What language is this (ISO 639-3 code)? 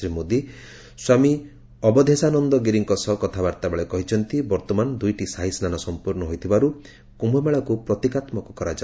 ori